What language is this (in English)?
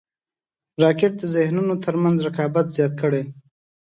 Pashto